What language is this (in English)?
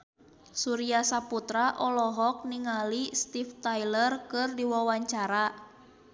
Sundanese